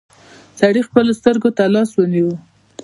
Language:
Pashto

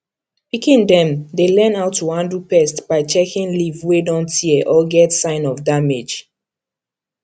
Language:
Nigerian Pidgin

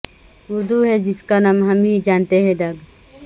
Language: Urdu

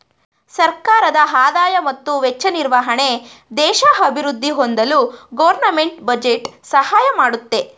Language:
Kannada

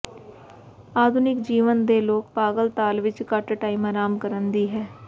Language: Punjabi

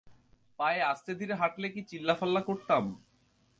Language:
Bangla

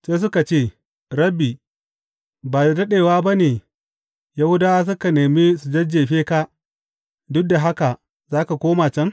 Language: Hausa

